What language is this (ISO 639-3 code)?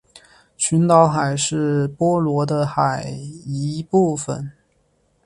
zho